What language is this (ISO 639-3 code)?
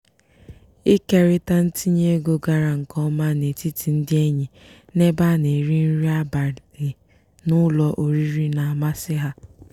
ibo